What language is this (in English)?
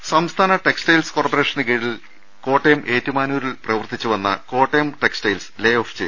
Malayalam